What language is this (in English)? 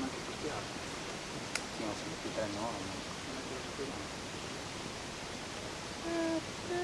Italian